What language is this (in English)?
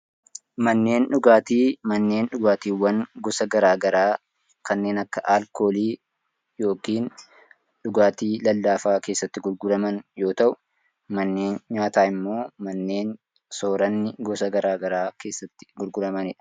Oromo